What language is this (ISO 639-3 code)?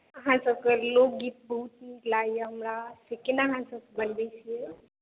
mai